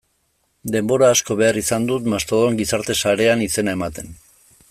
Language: Basque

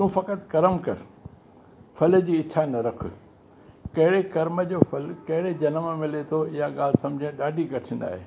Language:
Sindhi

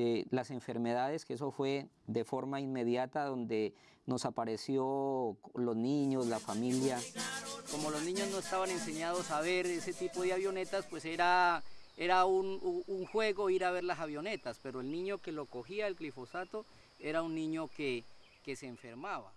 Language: Spanish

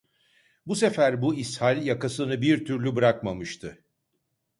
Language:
Turkish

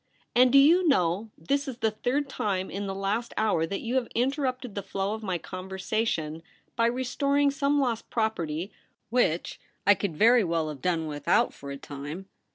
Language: English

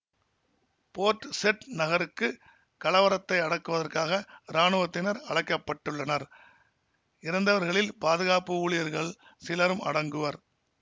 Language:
Tamil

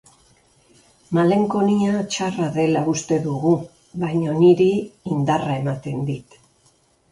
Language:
Basque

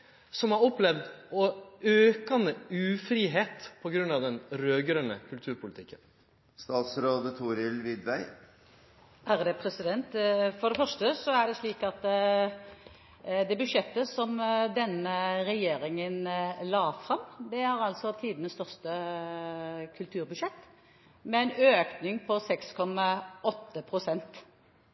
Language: Norwegian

